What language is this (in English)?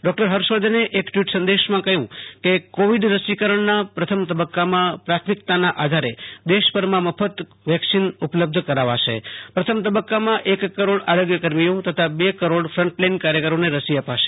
Gujarati